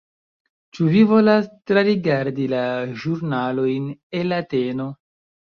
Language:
Esperanto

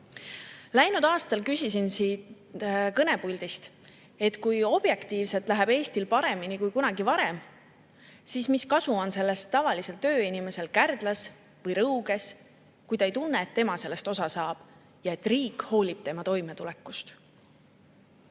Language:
Estonian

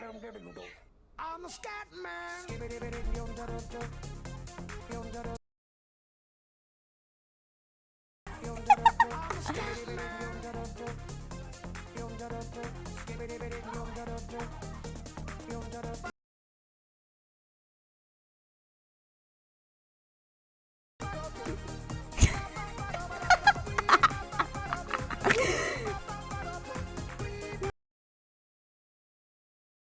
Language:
English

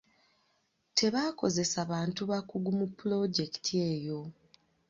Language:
Ganda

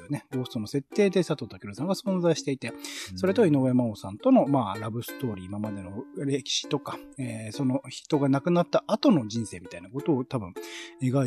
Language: Japanese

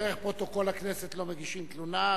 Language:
Hebrew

